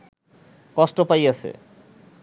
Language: Bangla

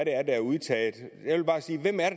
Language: Danish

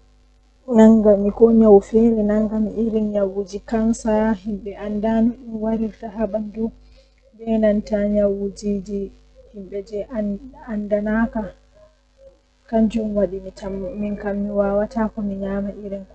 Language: Western Niger Fulfulde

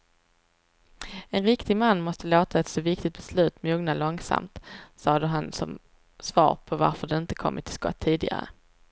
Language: Swedish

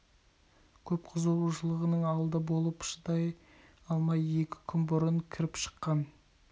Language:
Kazakh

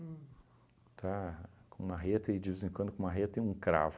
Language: Portuguese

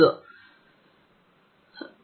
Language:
Kannada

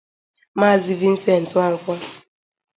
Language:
Igbo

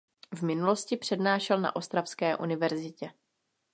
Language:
Czech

